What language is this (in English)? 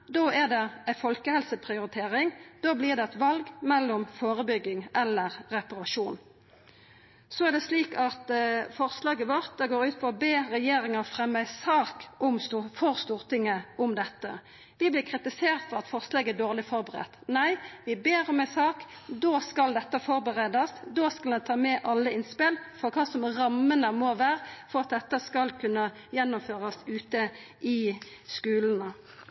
Norwegian Nynorsk